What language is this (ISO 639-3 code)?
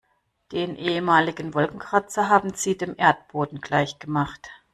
deu